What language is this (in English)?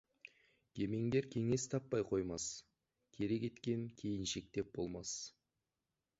Kazakh